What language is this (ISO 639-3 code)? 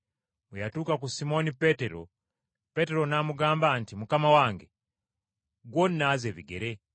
lug